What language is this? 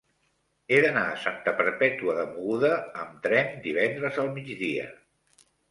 Catalan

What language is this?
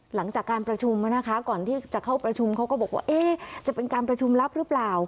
Thai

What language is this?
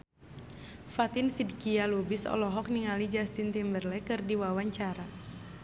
Sundanese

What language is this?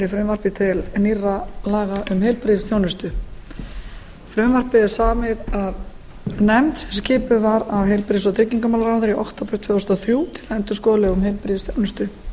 Icelandic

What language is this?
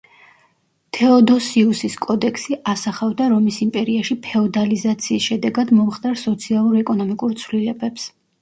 Georgian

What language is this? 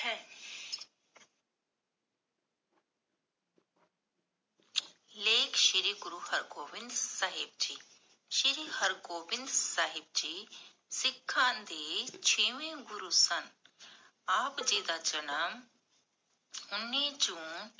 Punjabi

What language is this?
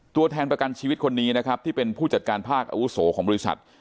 Thai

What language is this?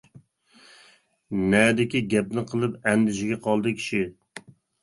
Uyghur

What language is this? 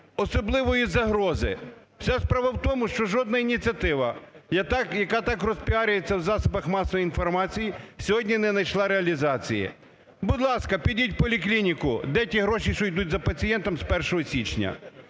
Ukrainian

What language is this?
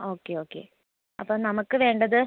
Malayalam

